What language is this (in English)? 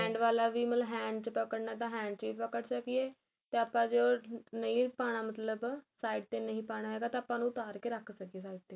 Punjabi